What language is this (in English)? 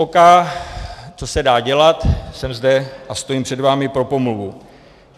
Czech